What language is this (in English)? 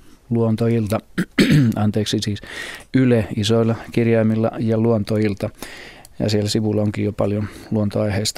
Finnish